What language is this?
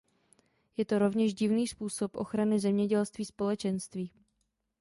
Czech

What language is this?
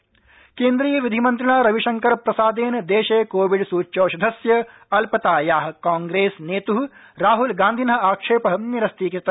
Sanskrit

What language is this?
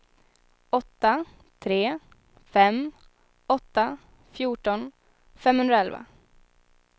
Swedish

